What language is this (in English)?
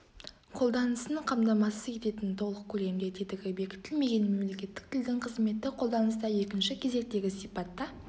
Kazakh